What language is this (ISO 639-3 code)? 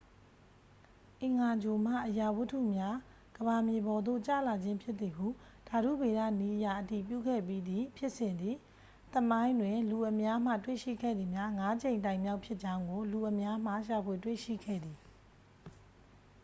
mya